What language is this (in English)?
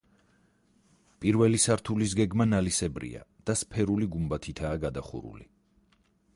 Georgian